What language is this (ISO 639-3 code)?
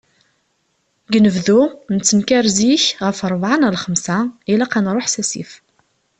kab